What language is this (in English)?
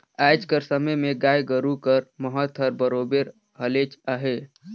Chhattisgarhi